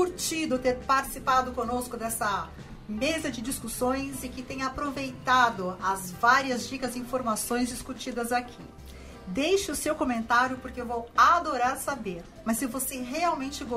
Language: Portuguese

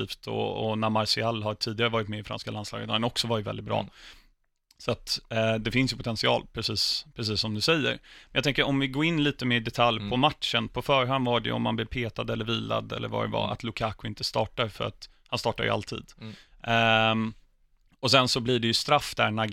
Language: Swedish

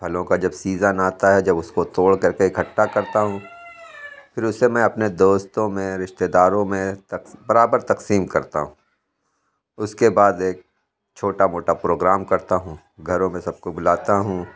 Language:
Urdu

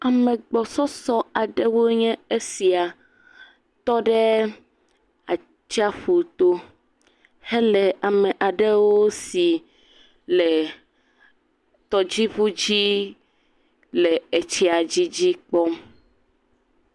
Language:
Ewe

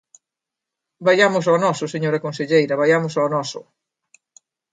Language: Galician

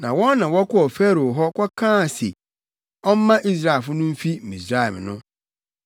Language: Akan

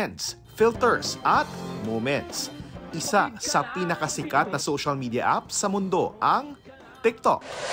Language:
Filipino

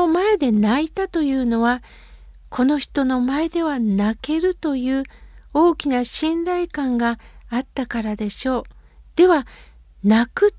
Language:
Japanese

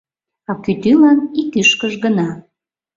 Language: Mari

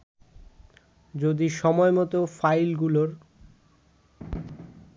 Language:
Bangla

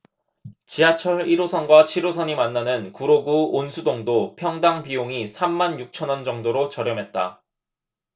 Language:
Korean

